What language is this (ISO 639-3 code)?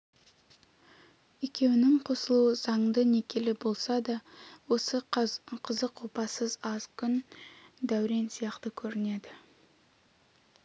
kaz